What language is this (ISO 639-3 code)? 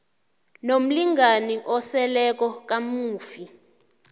nbl